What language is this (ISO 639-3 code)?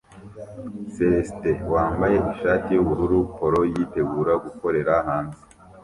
kin